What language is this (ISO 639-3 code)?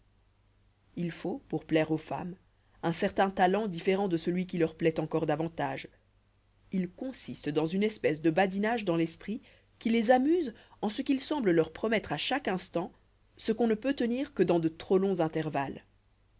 fra